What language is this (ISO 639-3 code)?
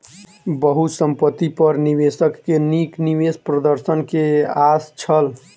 mai